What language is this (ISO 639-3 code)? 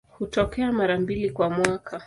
swa